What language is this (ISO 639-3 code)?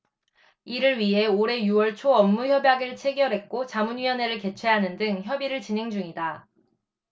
kor